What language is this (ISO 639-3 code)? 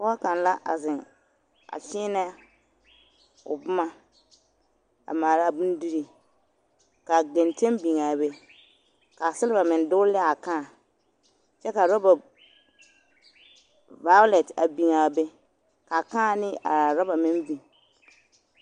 dga